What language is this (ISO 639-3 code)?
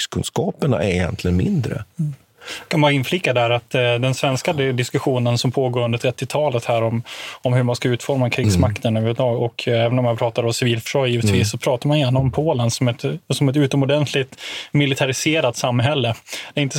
swe